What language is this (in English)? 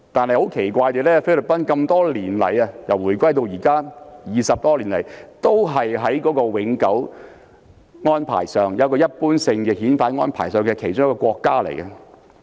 Cantonese